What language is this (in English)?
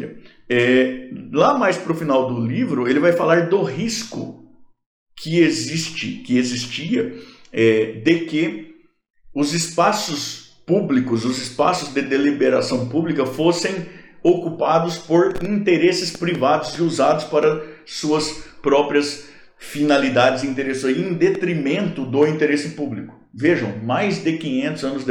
Portuguese